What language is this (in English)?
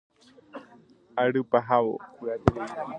Guarani